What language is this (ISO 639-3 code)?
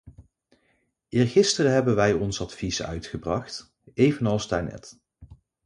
nld